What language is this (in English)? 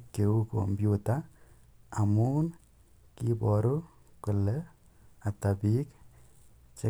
Kalenjin